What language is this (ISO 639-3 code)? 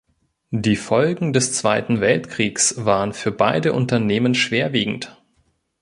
deu